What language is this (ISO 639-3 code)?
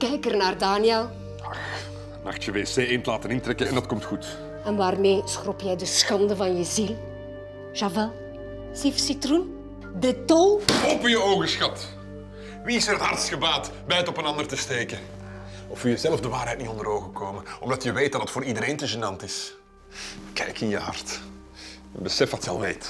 nld